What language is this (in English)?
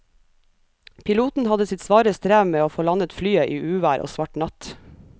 Norwegian